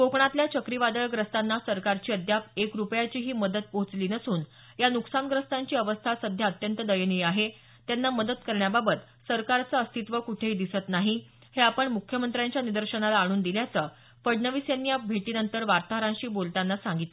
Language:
Marathi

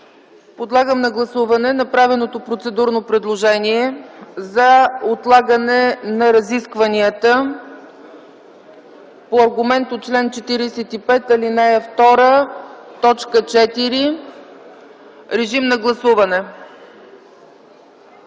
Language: Bulgarian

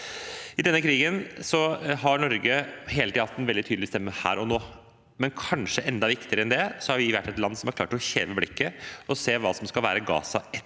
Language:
Norwegian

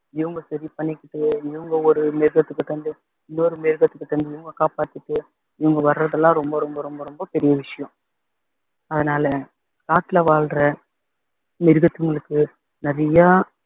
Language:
Tamil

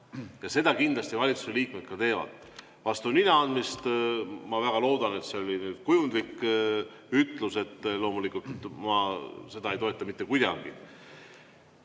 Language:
Estonian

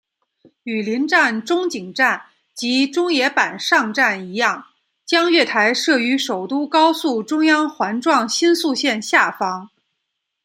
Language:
Chinese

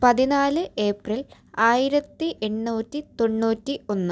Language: Malayalam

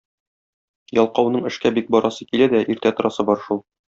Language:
Tatar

